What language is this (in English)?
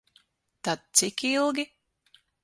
Latvian